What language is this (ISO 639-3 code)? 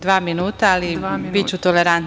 srp